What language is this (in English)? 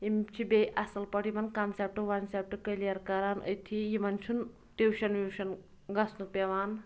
Kashmiri